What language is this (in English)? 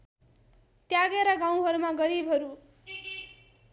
Nepali